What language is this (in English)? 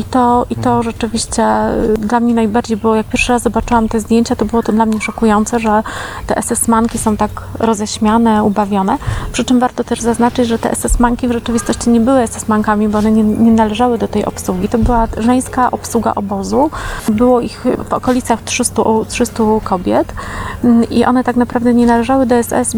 Polish